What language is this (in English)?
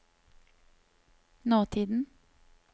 Norwegian